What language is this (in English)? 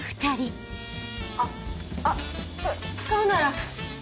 Japanese